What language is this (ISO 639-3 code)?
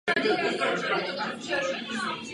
ces